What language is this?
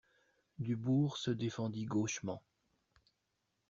French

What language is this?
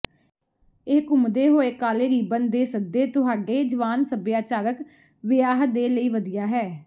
Punjabi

